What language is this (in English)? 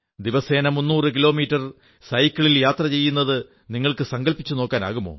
Malayalam